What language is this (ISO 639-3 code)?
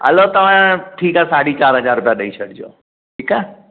snd